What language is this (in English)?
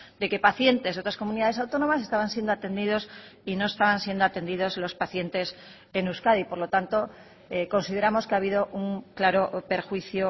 Spanish